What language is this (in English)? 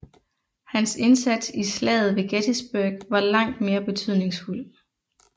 Danish